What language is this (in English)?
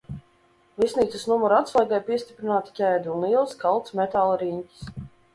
Latvian